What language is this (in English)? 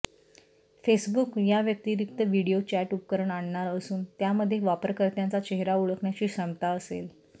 Marathi